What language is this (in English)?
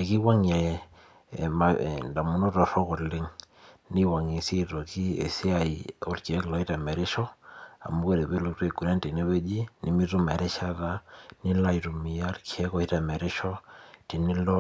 Masai